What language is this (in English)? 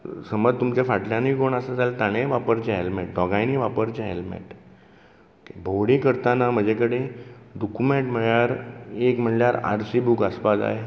Konkani